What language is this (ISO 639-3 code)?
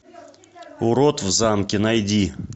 rus